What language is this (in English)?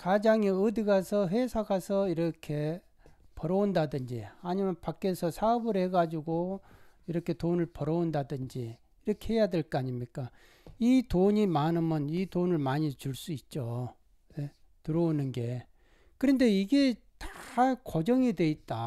Korean